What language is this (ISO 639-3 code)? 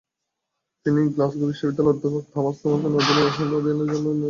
ben